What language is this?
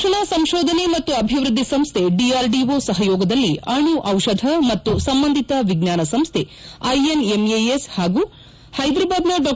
Kannada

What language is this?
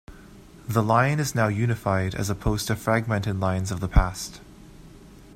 English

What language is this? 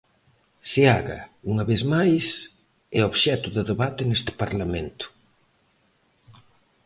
Galician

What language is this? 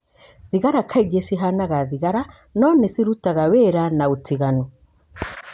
Kikuyu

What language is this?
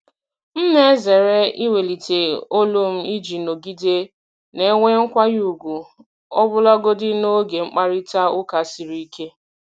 Igbo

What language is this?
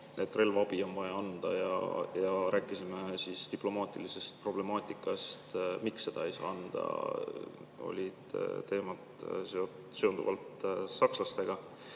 Estonian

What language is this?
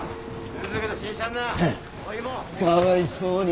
Japanese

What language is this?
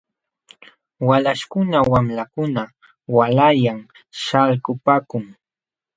Jauja Wanca Quechua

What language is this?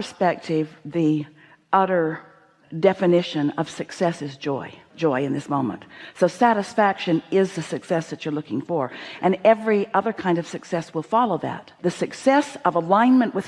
English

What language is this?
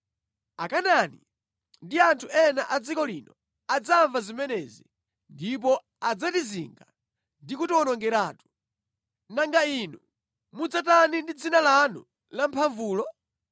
Nyanja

